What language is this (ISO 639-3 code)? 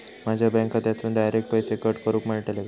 mar